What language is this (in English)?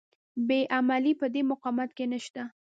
Pashto